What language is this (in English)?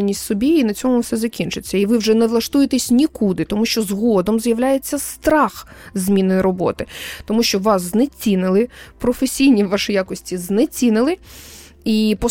Ukrainian